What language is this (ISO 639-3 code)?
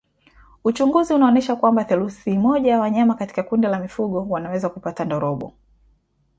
swa